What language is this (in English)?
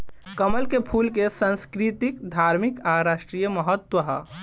Bhojpuri